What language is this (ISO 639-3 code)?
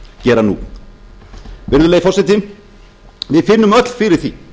isl